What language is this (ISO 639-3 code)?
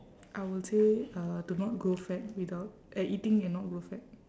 eng